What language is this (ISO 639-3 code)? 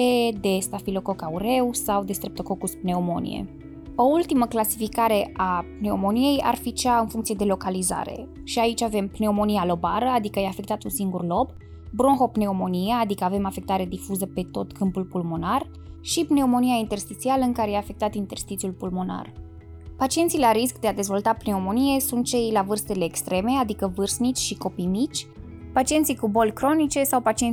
ron